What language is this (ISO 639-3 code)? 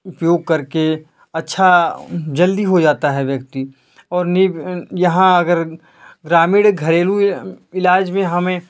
hin